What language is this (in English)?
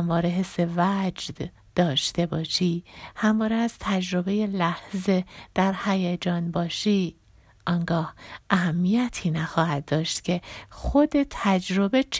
Persian